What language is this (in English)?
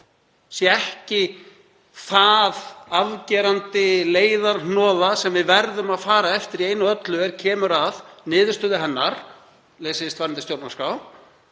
Icelandic